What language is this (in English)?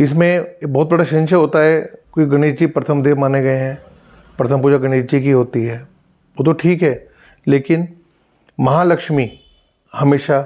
Hindi